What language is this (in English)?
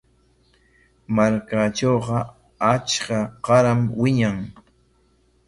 Corongo Ancash Quechua